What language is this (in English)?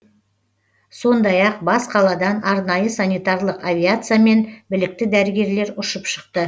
Kazakh